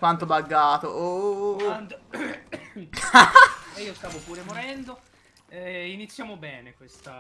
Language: Italian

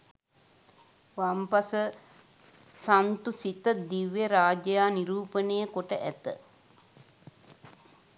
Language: Sinhala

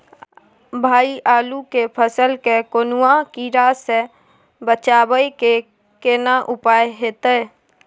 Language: Maithili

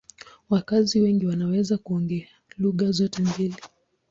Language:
Swahili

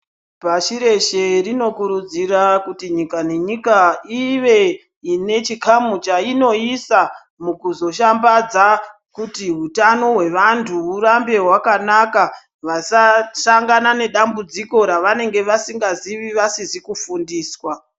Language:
Ndau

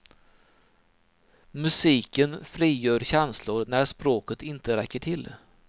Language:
Swedish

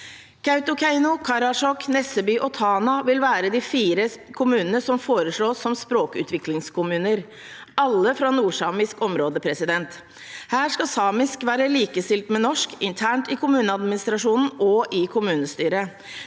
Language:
Norwegian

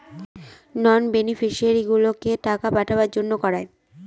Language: Bangla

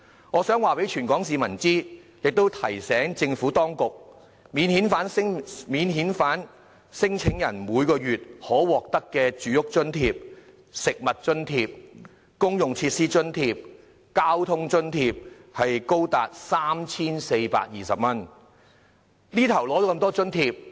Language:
Cantonese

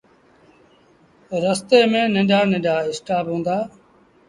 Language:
Sindhi Bhil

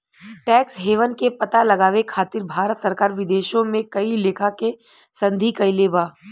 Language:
Bhojpuri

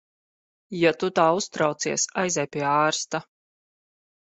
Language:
Latvian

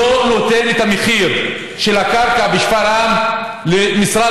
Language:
Hebrew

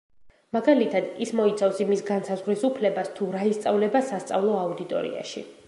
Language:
Georgian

